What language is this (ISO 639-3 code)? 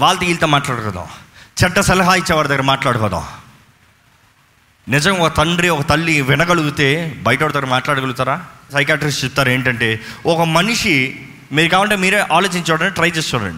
tel